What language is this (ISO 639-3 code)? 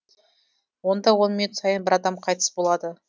kaz